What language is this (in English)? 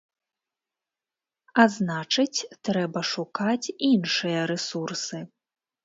Belarusian